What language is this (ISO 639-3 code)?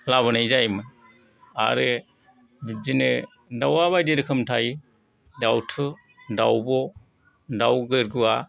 brx